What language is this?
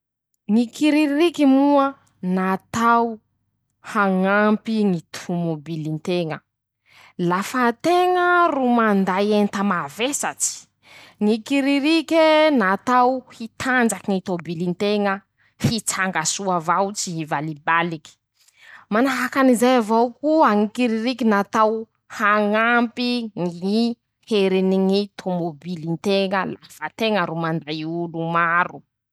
Masikoro Malagasy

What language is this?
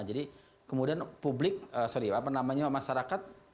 Indonesian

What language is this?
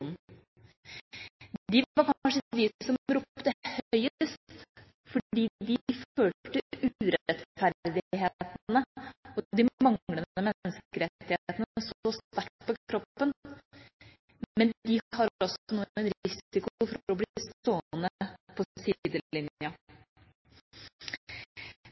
Norwegian Bokmål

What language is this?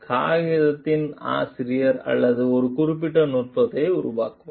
Tamil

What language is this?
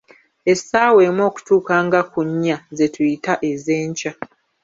Ganda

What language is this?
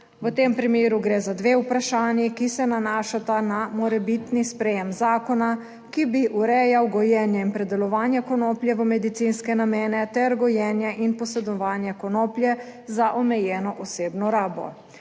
Slovenian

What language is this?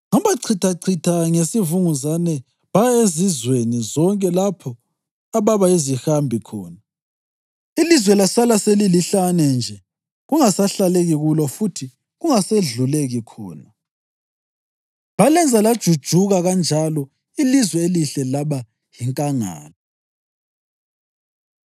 North Ndebele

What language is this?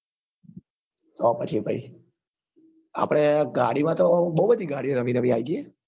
Gujarati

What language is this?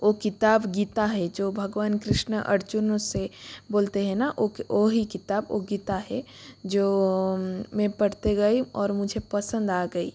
Hindi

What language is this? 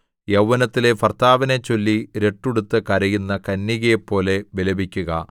Malayalam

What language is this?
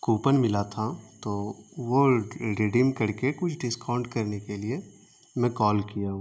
Urdu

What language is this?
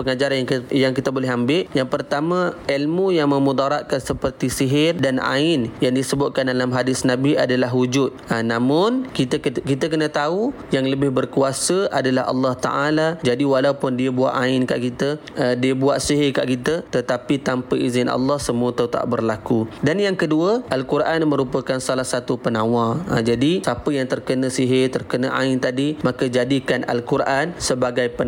Malay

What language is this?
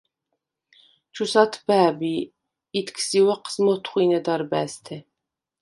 Svan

